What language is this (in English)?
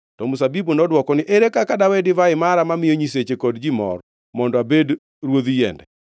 Luo (Kenya and Tanzania)